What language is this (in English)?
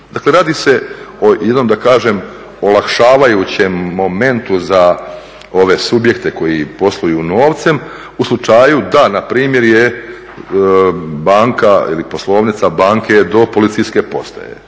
Croatian